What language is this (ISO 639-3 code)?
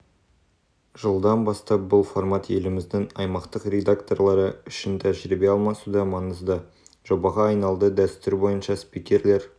kaz